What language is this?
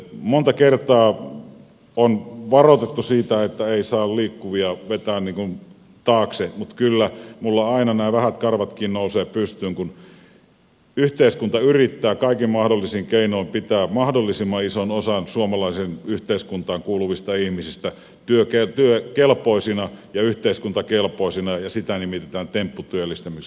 Finnish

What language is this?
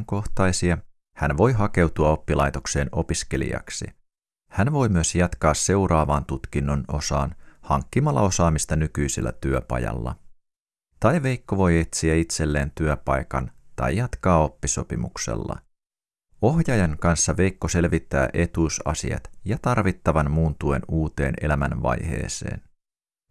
Finnish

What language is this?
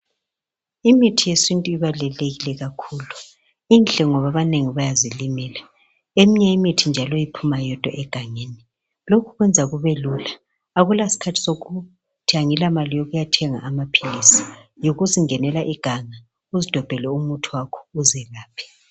North Ndebele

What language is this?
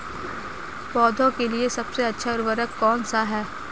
Hindi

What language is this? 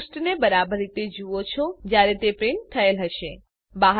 Gujarati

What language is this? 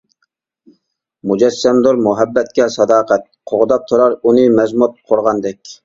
Uyghur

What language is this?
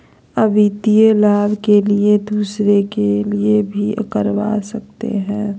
Magahi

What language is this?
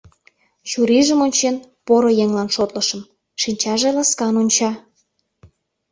Mari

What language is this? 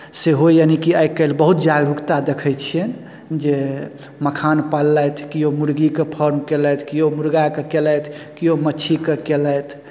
Maithili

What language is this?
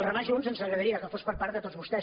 Catalan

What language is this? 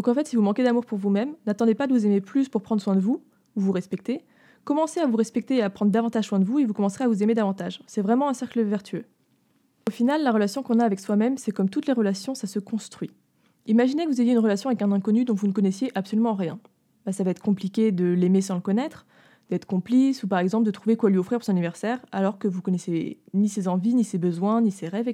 French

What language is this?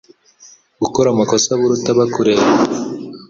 Kinyarwanda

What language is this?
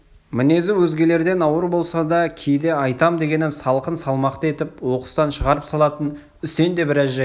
Kazakh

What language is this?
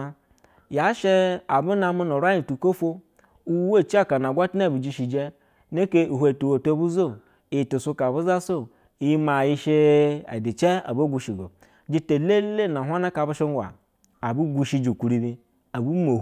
Basa (Nigeria)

